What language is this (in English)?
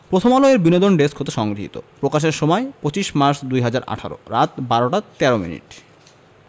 Bangla